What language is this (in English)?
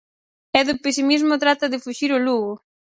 Galician